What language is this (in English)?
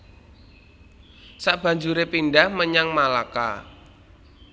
Javanese